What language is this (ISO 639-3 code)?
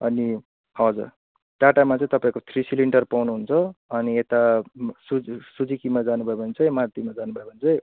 nep